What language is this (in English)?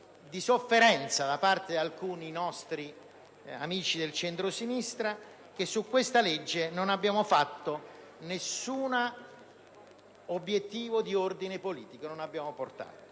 Italian